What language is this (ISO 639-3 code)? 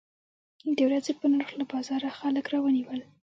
pus